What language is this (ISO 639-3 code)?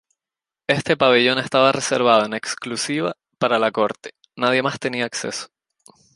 spa